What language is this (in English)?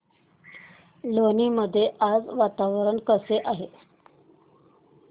Marathi